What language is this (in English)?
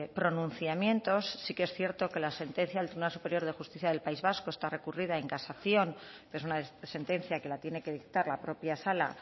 Spanish